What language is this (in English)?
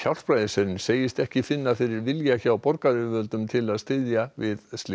Icelandic